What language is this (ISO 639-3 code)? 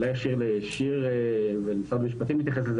heb